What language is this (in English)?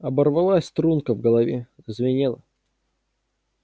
Russian